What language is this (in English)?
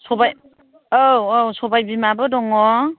Bodo